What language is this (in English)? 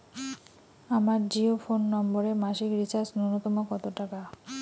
Bangla